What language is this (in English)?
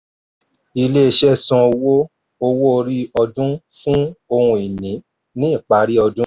Yoruba